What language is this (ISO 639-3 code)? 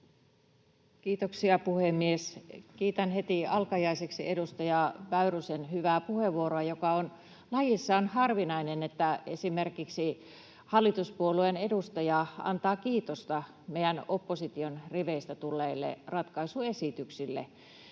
fin